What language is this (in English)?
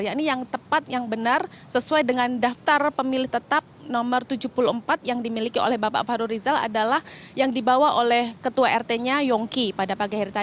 Indonesian